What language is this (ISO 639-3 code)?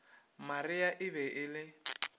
nso